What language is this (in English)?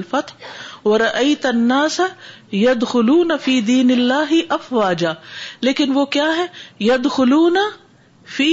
Urdu